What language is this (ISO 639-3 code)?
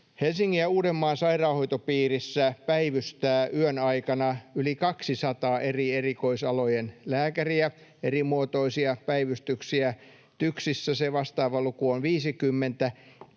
fin